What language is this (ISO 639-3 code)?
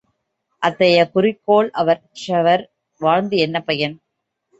tam